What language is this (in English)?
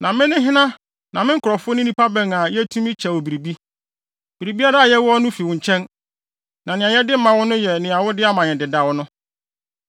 Akan